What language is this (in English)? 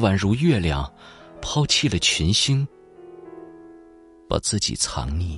Chinese